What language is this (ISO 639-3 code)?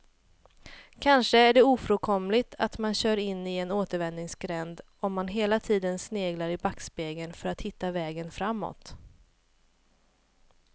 swe